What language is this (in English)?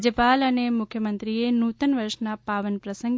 Gujarati